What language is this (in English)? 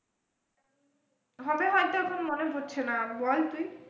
Bangla